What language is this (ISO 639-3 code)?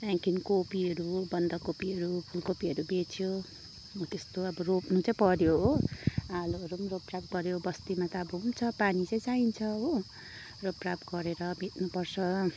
nep